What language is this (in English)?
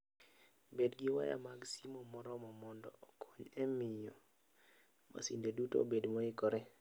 Luo (Kenya and Tanzania)